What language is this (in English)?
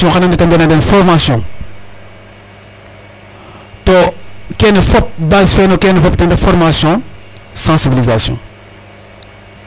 Serer